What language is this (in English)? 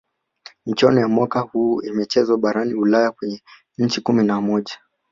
Swahili